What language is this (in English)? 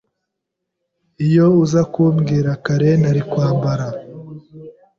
Kinyarwanda